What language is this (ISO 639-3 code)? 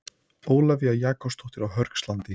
isl